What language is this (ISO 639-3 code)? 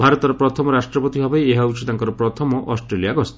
ori